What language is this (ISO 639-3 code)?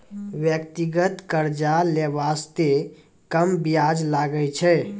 mai